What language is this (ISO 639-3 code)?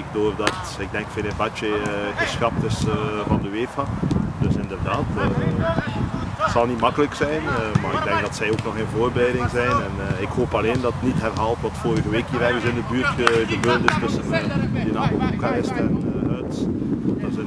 nld